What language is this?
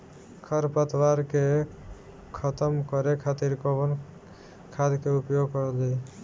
Bhojpuri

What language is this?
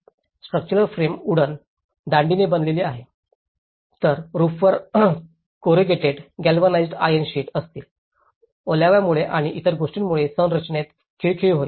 Marathi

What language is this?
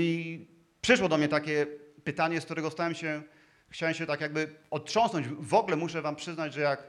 Polish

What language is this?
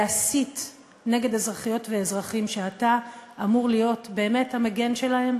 Hebrew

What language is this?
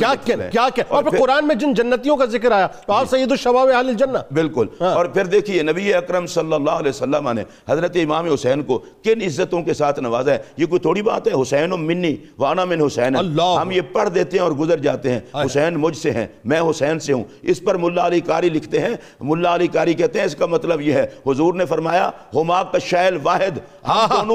Urdu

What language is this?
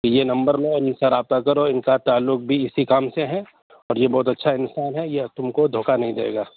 Urdu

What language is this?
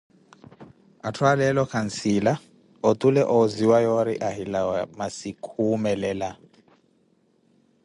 Koti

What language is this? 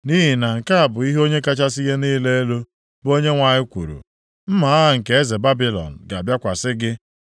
Igbo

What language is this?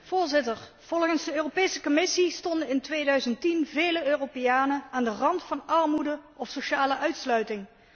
Dutch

